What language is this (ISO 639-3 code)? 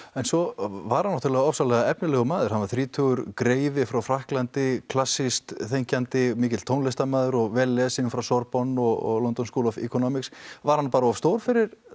isl